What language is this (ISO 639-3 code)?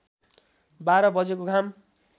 nep